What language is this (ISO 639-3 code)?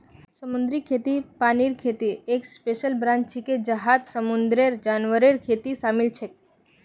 mag